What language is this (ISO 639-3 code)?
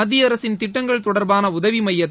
tam